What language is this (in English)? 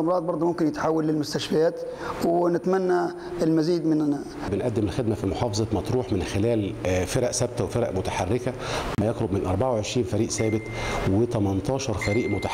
Arabic